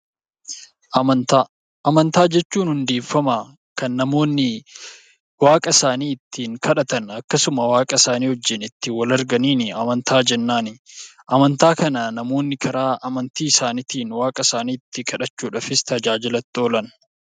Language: Oromo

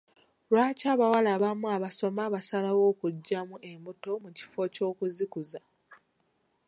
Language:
Ganda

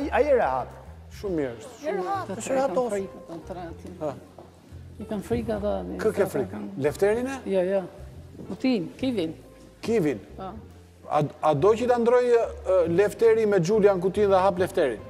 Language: Romanian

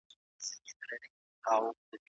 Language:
Pashto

